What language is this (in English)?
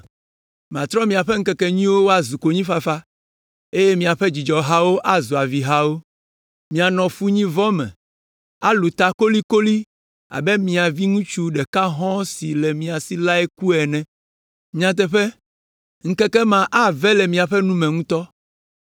Ewe